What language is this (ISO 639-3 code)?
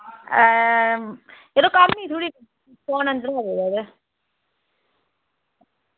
doi